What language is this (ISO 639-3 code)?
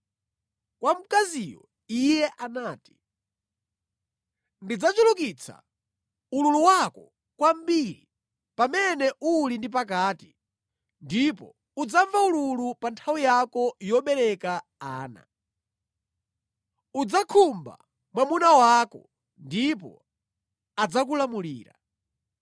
nya